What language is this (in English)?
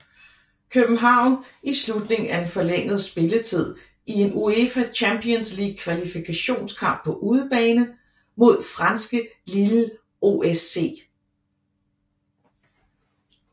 Danish